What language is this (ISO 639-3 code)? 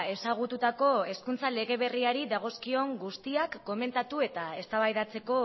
eus